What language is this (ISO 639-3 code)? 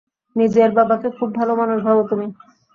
ben